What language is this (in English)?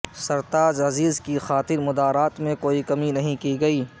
Urdu